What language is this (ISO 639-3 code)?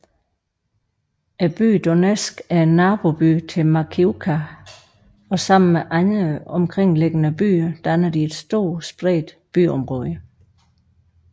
dan